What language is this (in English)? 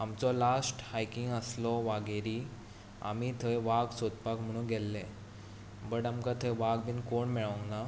Konkani